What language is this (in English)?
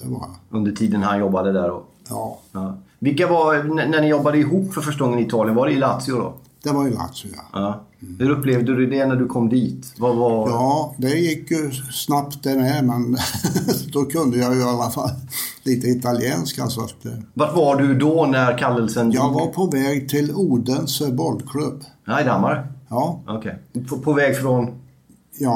Swedish